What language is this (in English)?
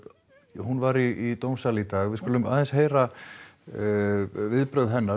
Icelandic